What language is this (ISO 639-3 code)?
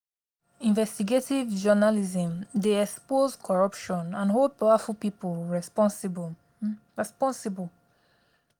pcm